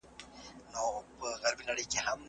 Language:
Pashto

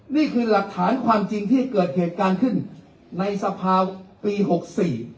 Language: Thai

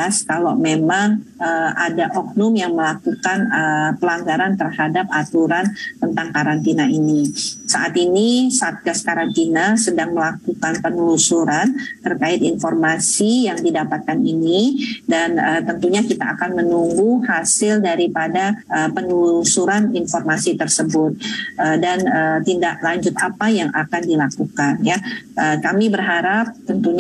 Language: Indonesian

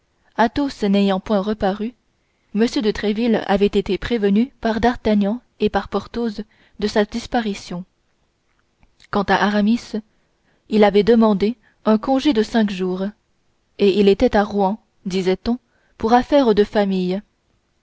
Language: French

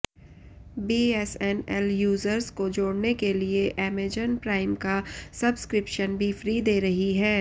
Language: Hindi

